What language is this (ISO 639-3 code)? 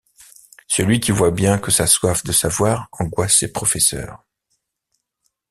fra